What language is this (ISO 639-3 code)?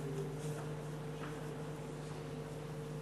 heb